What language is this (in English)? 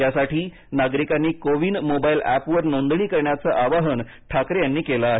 Marathi